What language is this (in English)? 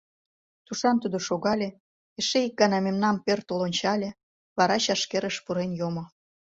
Mari